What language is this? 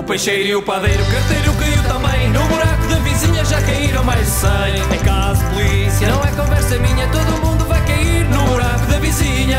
Portuguese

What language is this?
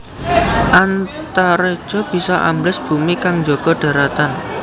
Javanese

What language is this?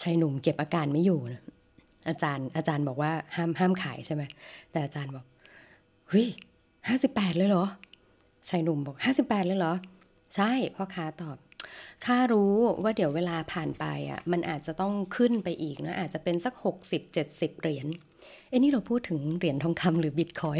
Thai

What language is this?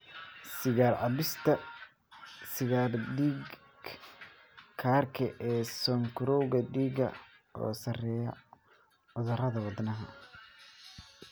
Somali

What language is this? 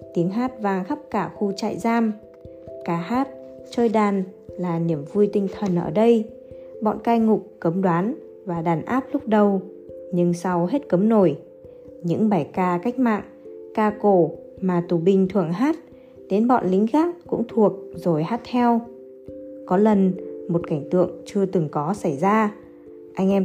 Vietnamese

